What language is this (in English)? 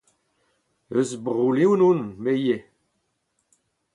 Breton